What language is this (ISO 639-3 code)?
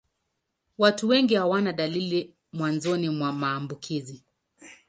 swa